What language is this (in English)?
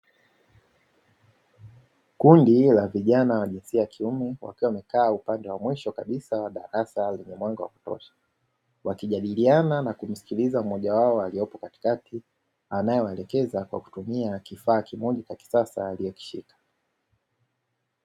Swahili